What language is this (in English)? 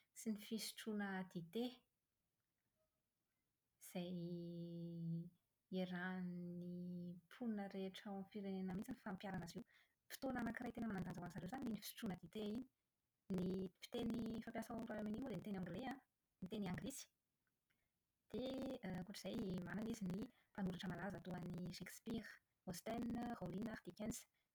Malagasy